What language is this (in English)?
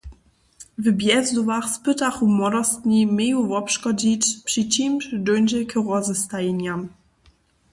Upper Sorbian